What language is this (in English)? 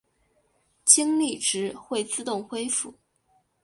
Chinese